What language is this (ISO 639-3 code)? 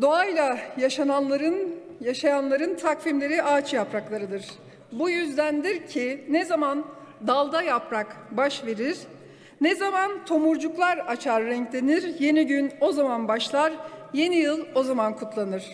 tur